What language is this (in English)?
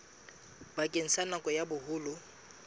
Southern Sotho